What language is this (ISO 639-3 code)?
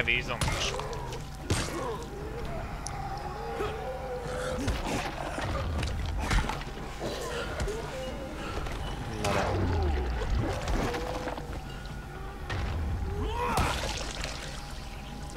hun